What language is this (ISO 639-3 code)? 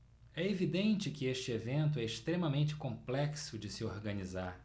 por